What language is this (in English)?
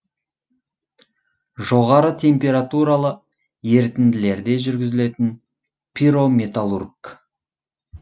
Kazakh